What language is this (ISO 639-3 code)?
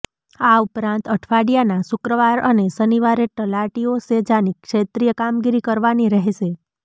guj